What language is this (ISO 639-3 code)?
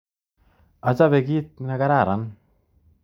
kln